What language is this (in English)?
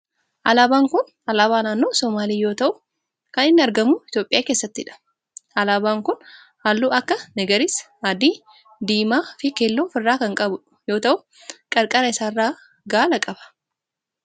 Oromo